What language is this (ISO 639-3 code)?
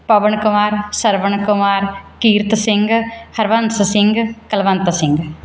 pan